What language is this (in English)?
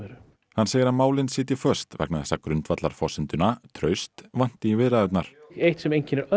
Icelandic